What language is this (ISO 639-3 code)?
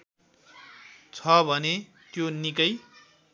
nep